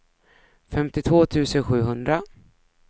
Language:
Swedish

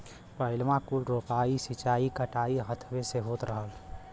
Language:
Bhojpuri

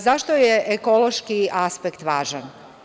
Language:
Serbian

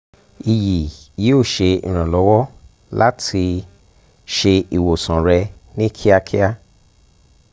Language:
Yoruba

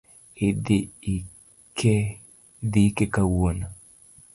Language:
Luo (Kenya and Tanzania)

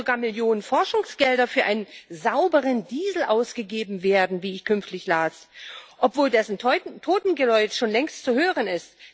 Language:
German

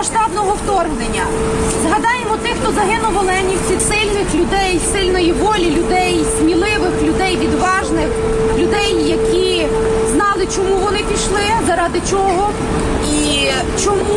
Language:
Ukrainian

